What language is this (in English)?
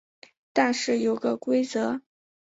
Chinese